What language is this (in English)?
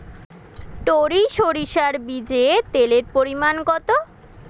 Bangla